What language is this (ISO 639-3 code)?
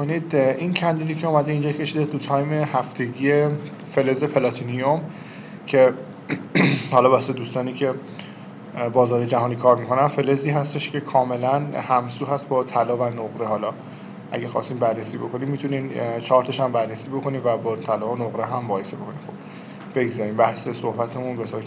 fas